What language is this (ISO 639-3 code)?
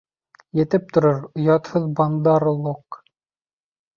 bak